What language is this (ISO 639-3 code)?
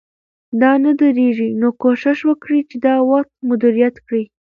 pus